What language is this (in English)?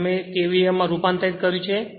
Gujarati